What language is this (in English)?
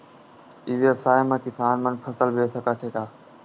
Chhattisgarhi